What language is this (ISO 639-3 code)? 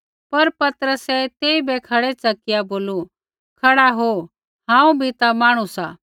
kfx